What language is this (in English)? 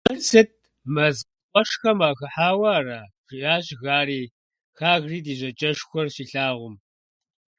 Kabardian